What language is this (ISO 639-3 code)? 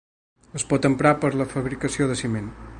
cat